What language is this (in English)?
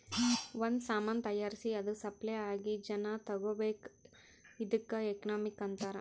Kannada